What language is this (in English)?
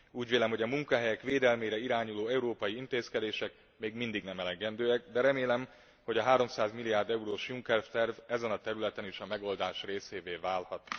Hungarian